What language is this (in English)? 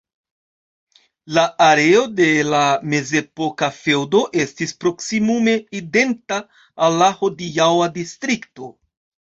Esperanto